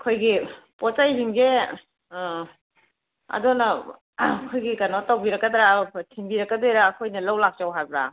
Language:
Manipuri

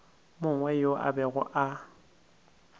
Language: Northern Sotho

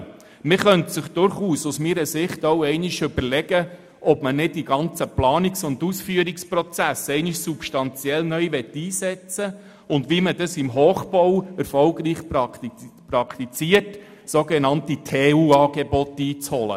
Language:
Swiss German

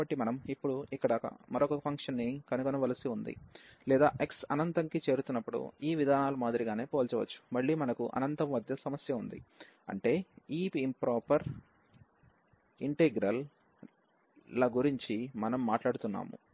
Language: Telugu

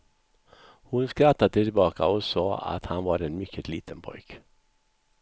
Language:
Swedish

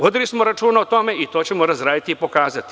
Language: Serbian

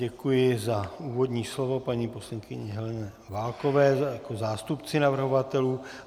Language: Czech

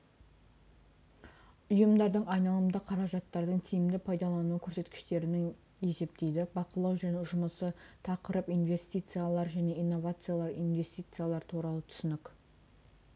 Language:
Kazakh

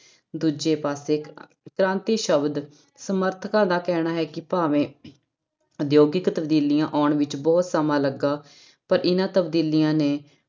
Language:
Punjabi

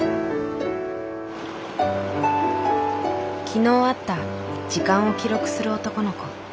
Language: Japanese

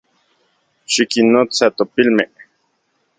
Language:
Central Puebla Nahuatl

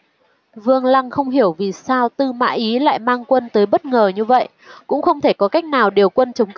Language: Vietnamese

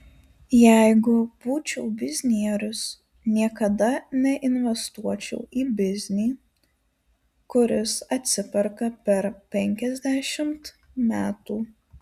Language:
Lithuanian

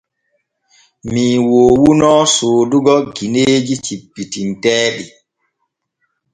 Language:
Borgu Fulfulde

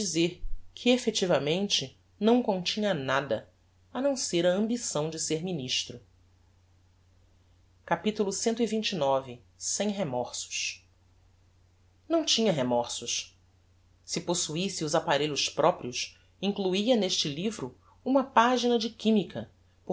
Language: Portuguese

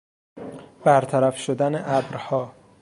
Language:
Persian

